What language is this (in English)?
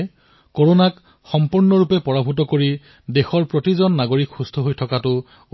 Assamese